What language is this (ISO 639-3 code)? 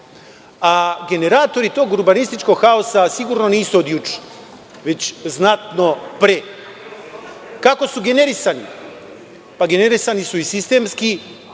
srp